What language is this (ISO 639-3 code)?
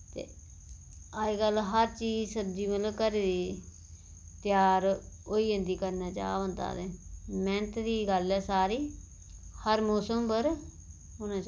doi